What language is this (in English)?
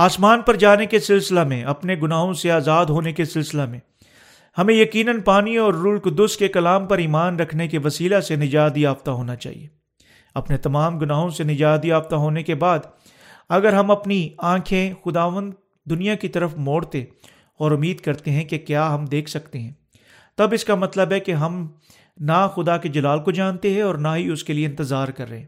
Urdu